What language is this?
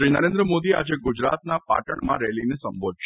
Gujarati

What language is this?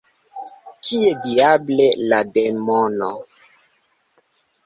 Esperanto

